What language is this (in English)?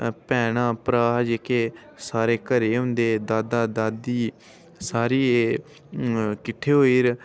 Dogri